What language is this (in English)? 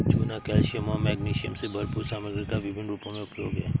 Hindi